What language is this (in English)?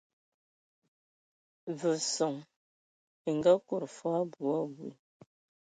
Ewondo